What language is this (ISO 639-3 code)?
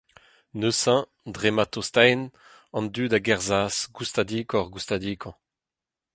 bre